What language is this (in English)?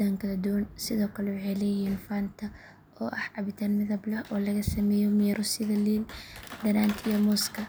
Somali